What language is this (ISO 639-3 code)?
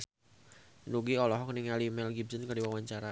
sun